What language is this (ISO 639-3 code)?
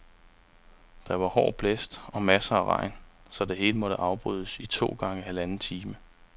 dan